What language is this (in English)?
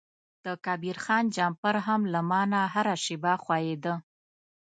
Pashto